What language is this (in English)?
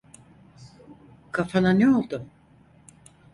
Turkish